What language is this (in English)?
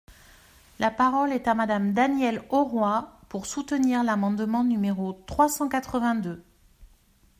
French